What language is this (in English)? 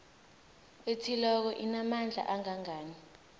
South Ndebele